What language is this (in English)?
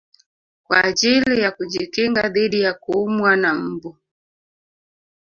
Swahili